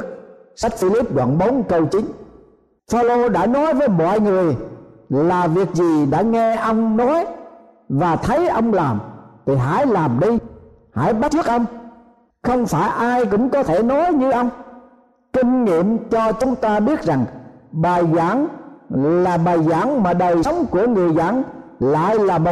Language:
Vietnamese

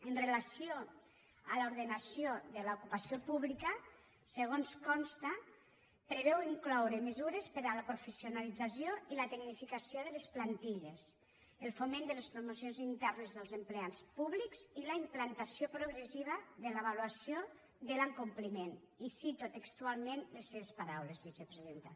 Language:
Catalan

